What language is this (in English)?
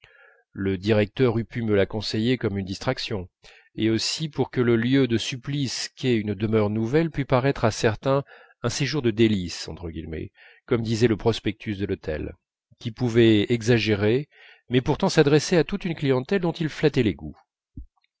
French